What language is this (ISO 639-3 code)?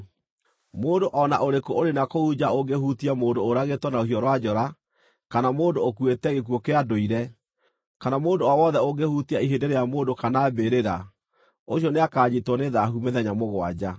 kik